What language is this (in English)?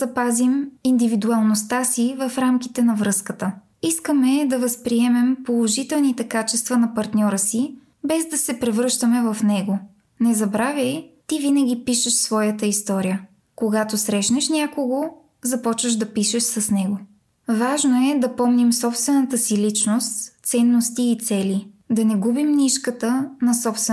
Bulgarian